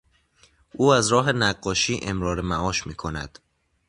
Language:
Persian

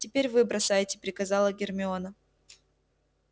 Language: Russian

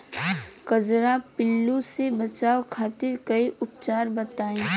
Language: Bhojpuri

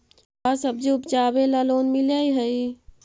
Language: Magahi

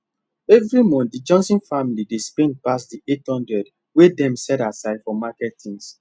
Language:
Nigerian Pidgin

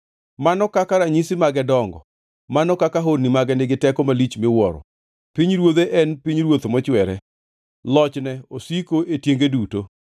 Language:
Luo (Kenya and Tanzania)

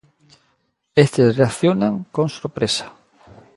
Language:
Galician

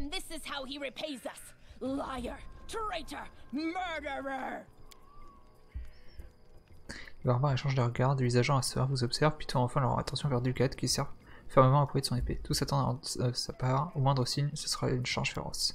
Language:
French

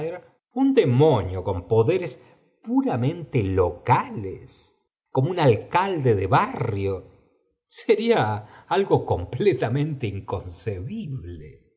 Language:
Spanish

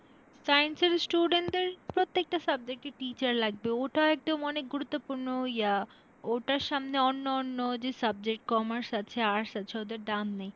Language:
Bangla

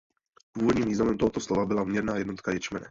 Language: Czech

